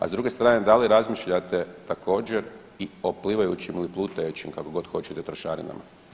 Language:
Croatian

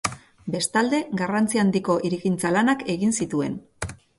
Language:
Basque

